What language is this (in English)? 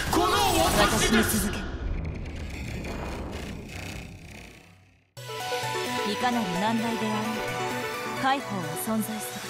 Japanese